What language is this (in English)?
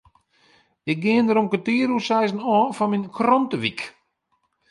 Western Frisian